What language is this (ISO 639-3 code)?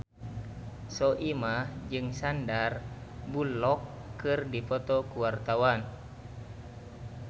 sun